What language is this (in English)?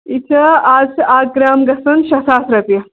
Kashmiri